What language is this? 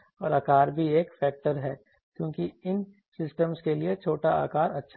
Hindi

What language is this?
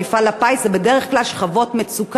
Hebrew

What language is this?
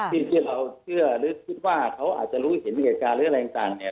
Thai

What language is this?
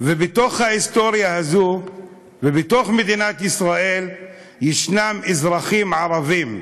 Hebrew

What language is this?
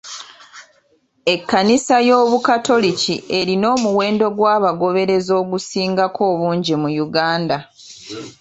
Ganda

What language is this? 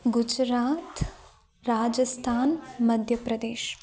Sanskrit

